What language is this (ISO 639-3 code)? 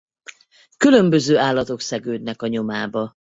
hun